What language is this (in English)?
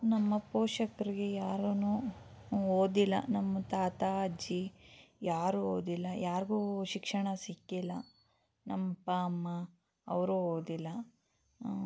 Kannada